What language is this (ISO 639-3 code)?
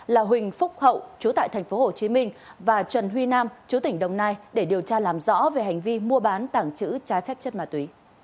vie